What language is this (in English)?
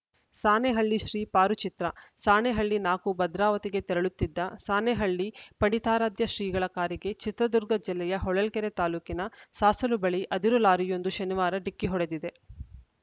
Kannada